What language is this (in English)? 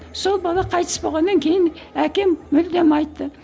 Kazakh